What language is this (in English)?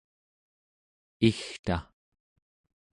Central Yupik